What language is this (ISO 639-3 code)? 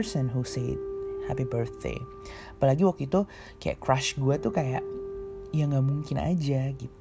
ind